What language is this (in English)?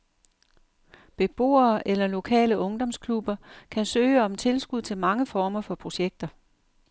Danish